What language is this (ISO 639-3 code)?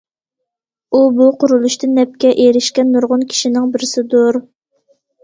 uig